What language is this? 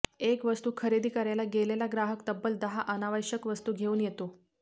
Marathi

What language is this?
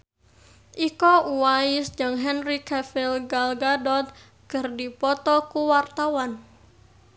Sundanese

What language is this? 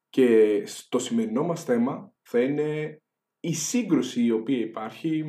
Greek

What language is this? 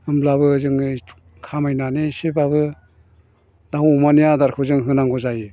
Bodo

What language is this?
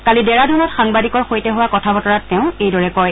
Assamese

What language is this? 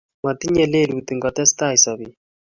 Kalenjin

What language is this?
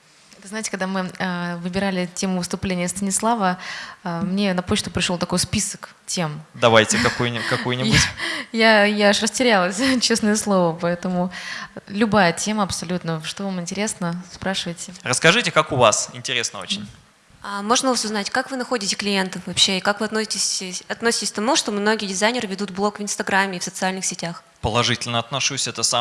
Russian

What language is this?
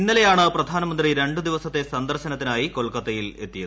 Malayalam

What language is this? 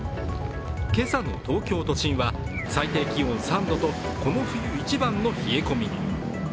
Japanese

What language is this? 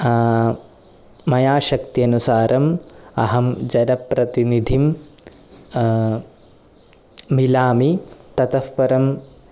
Sanskrit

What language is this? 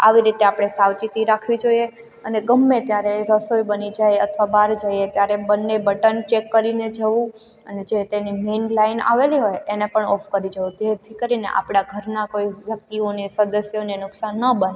Gujarati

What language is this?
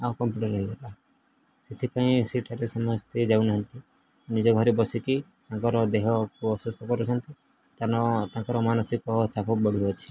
Odia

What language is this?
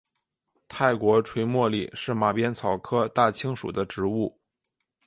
Chinese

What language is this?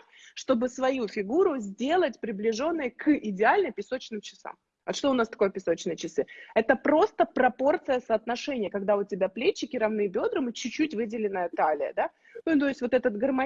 Russian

